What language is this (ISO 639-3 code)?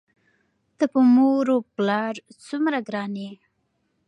pus